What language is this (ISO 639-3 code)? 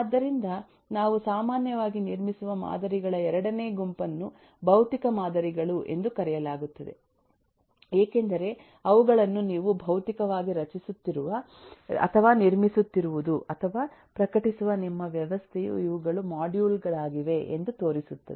kan